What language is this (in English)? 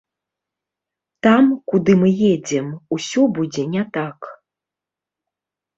Belarusian